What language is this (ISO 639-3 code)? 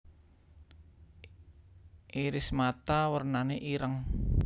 jav